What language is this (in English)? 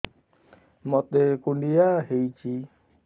Odia